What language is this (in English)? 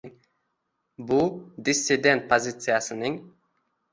Uzbek